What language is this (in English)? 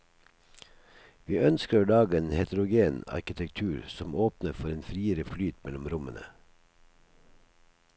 Norwegian